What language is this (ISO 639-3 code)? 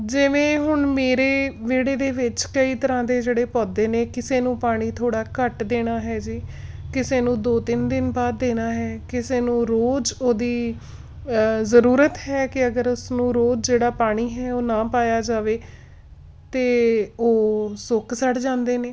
pan